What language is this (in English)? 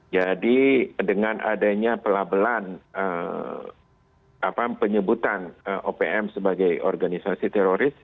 Indonesian